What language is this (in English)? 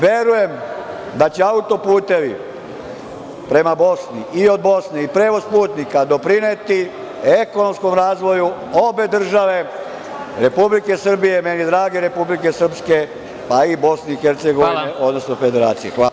Serbian